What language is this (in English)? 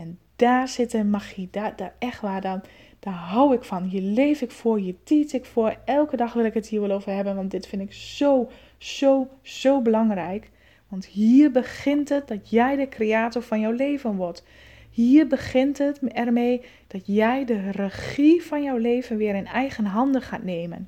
Dutch